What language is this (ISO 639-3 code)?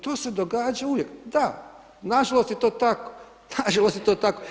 hrv